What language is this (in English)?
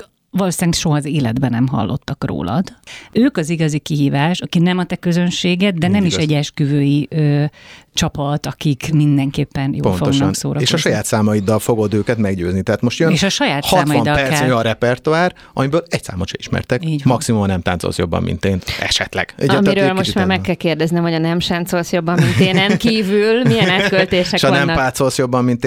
Hungarian